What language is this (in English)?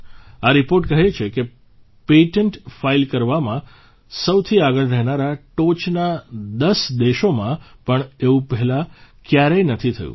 Gujarati